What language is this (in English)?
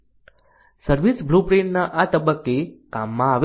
Gujarati